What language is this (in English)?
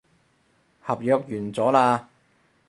Cantonese